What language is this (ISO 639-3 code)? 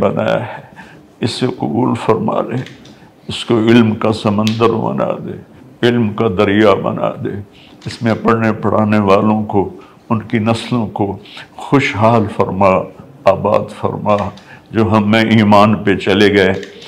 urd